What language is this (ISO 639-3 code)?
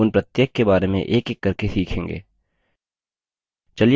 hin